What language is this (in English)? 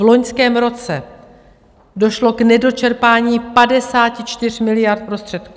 Czech